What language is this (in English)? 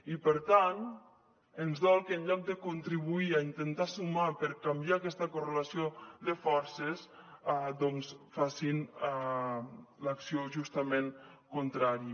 Catalan